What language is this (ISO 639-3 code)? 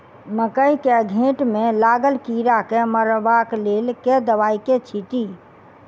mai